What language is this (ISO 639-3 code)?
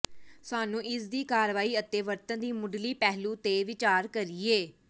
pan